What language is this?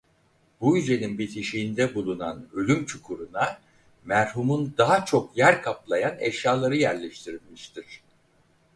Turkish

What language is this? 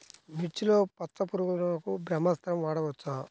Telugu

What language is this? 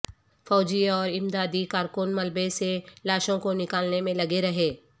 Urdu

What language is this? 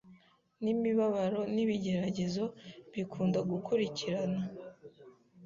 Kinyarwanda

